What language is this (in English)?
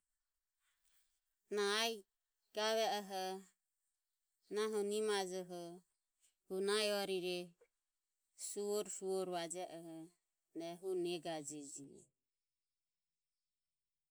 Ömie